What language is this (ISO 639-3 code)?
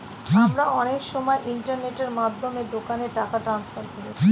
ben